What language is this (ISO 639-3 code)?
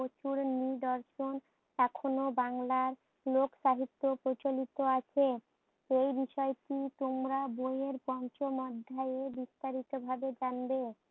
ben